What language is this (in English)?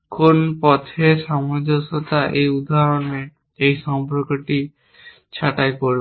Bangla